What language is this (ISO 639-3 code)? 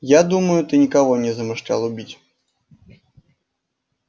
rus